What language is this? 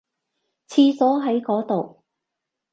Cantonese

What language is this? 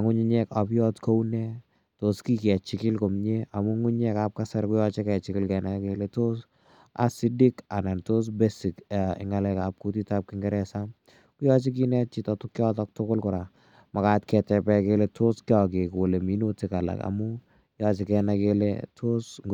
Kalenjin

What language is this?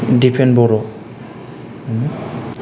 Bodo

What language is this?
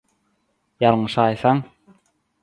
Turkmen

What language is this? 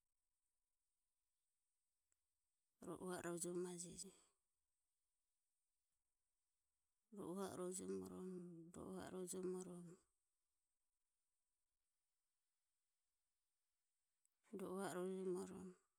Ömie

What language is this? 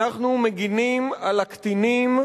Hebrew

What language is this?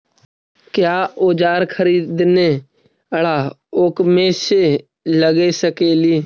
Magahi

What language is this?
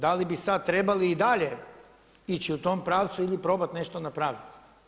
Croatian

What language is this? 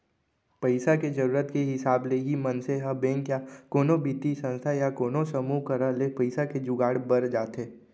Chhattisgarhi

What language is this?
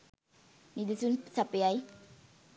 Sinhala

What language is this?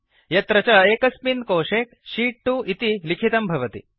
Sanskrit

